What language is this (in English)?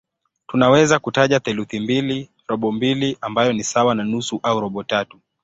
Swahili